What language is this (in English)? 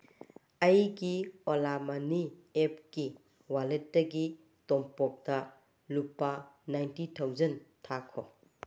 Manipuri